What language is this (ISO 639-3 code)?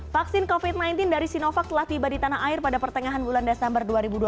ind